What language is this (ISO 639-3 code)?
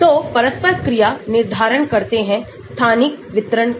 hin